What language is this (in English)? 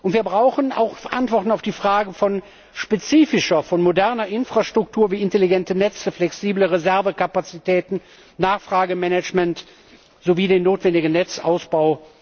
German